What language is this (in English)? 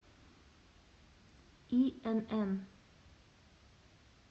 Russian